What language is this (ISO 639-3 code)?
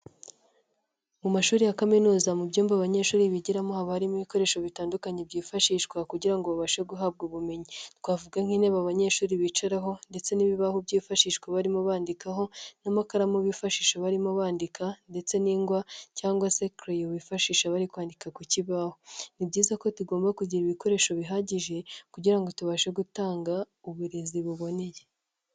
kin